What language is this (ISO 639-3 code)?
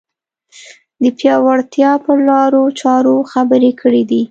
pus